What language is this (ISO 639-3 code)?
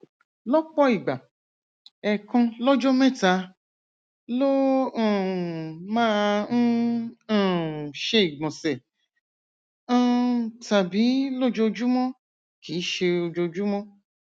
yor